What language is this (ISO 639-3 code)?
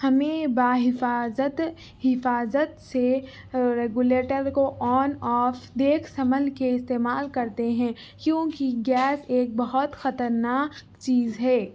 urd